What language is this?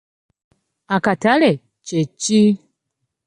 Ganda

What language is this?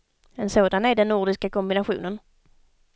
Swedish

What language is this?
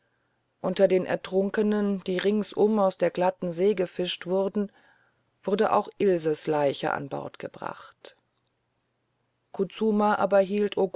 German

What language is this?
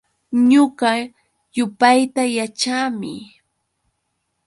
Yauyos Quechua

